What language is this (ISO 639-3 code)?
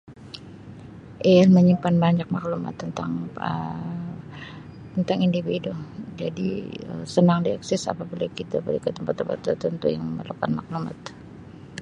msi